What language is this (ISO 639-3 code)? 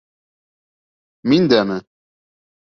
bak